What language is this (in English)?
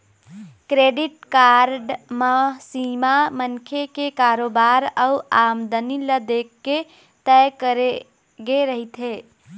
Chhattisgarhi